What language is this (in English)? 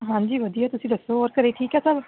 Punjabi